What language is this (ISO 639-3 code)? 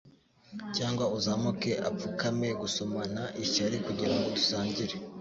kin